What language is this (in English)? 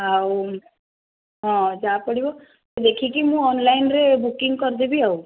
Odia